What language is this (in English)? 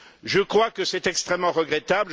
French